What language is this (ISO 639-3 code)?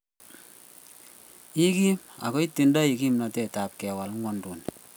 kln